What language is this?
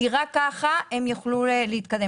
Hebrew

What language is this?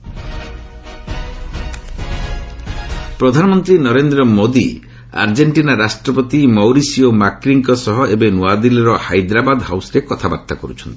Odia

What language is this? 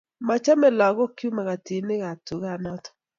Kalenjin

